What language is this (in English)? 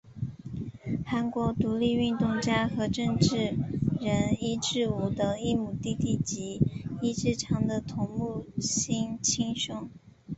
Chinese